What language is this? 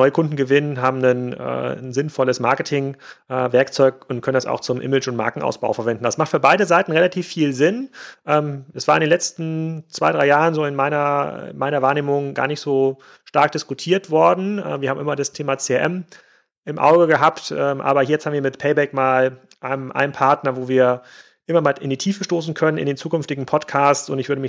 German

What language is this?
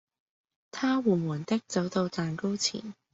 Cantonese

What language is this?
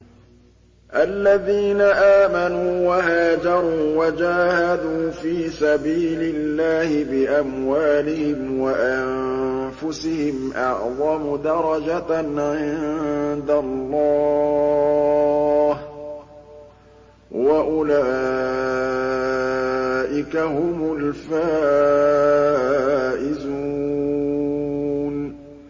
Arabic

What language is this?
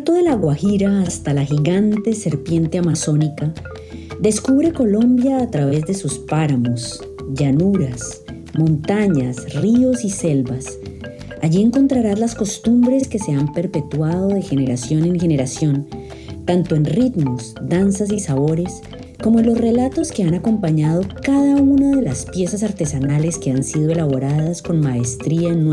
Spanish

